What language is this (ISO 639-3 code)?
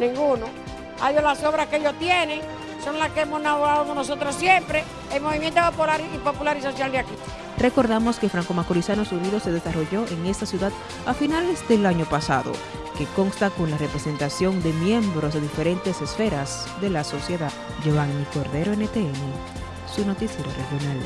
spa